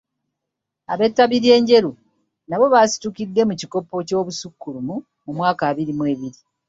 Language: Ganda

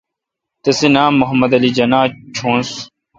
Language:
Kalkoti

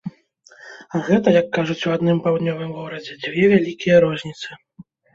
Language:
Belarusian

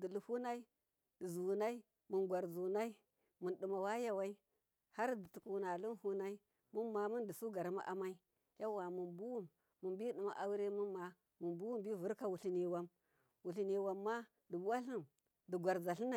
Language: Miya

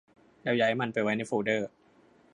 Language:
Thai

